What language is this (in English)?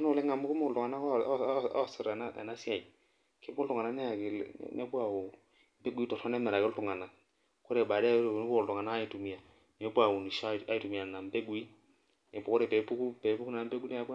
Masai